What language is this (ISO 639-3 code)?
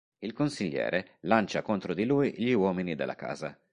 ita